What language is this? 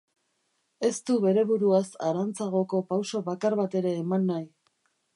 Basque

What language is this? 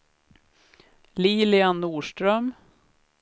Swedish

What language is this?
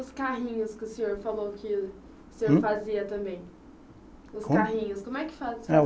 Portuguese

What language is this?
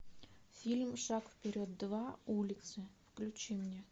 Russian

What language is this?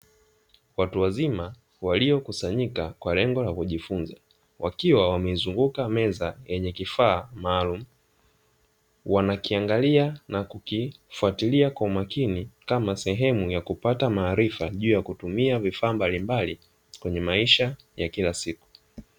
Swahili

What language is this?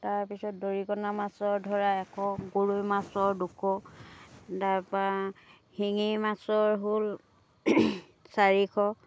Assamese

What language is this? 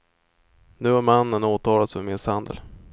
Swedish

